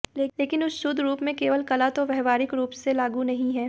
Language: Hindi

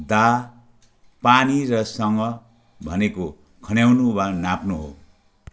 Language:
Nepali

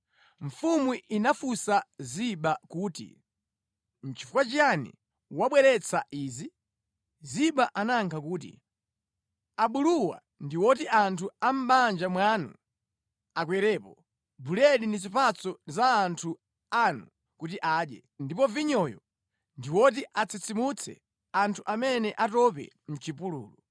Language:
Nyanja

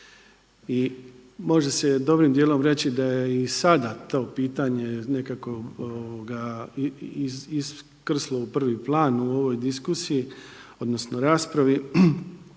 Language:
Croatian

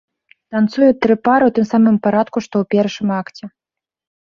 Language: Belarusian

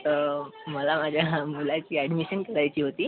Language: Marathi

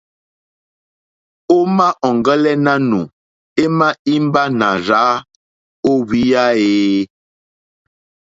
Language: Mokpwe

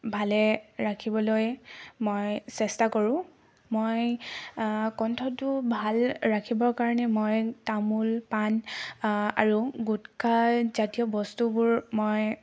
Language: Assamese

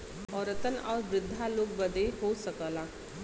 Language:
Bhojpuri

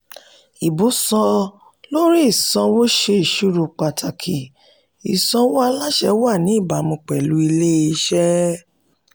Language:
Yoruba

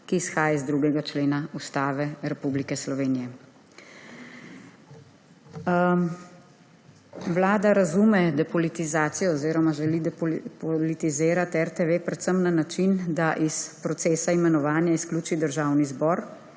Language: Slovenian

